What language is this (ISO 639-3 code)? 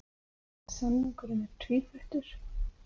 isl